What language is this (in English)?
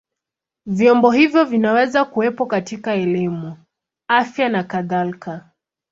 Swahili